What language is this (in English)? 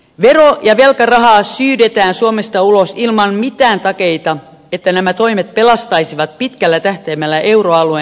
Finnish